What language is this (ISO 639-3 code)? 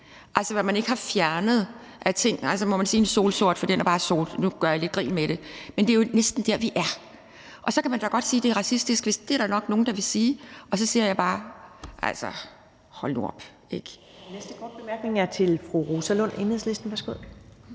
dan